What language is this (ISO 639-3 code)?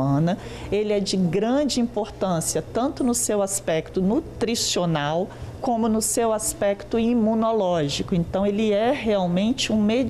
por